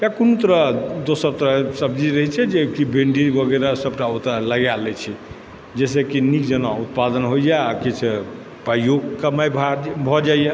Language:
Maithili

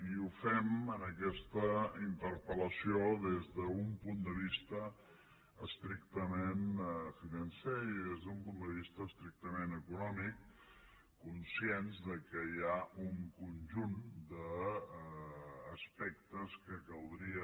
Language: Catalan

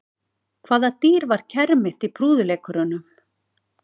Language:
Icelandic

